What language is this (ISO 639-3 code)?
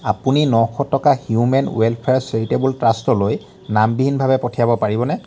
asm